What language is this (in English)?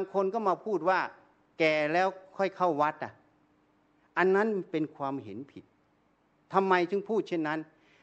Thai